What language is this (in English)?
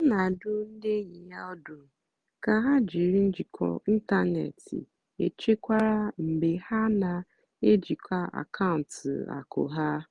Igbo